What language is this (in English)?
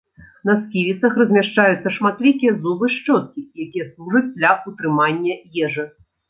Belarusian